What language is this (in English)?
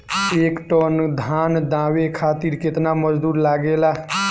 Bhojpuri